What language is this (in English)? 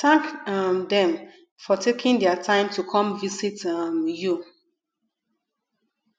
Nigerian Pidgin